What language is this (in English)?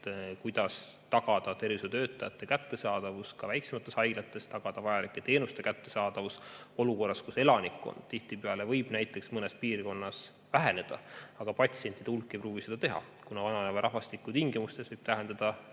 Estonian